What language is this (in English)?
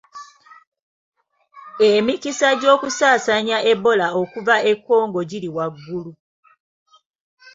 Ganda